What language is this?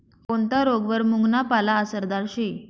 Marathi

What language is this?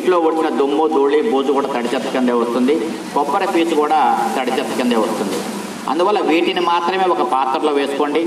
Thai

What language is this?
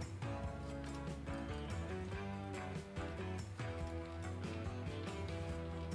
Portuguese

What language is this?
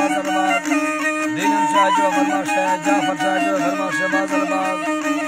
Turkish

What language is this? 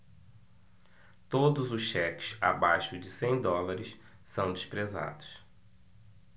Portuguese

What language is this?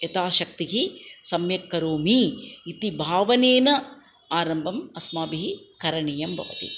Sanskrit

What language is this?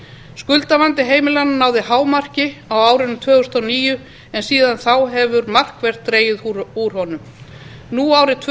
Icelandic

